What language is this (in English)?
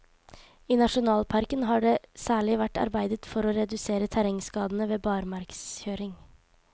Norwegian